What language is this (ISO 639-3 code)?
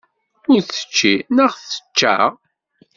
kab